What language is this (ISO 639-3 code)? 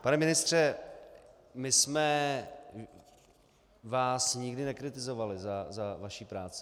ces